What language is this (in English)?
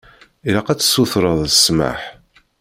Kabyle